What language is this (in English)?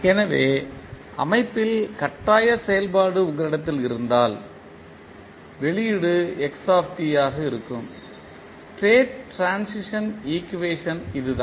Tamil